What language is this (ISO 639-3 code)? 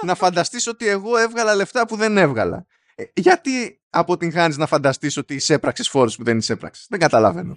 ell